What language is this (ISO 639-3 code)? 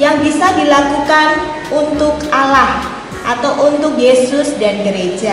ind